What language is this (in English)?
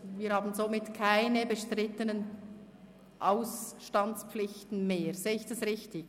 Swiss German